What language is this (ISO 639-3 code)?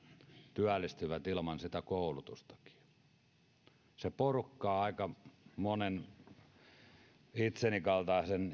fin